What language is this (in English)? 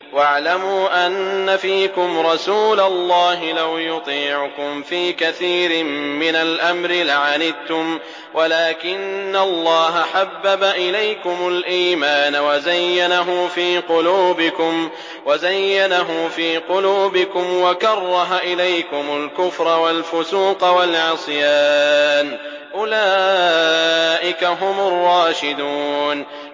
Arabic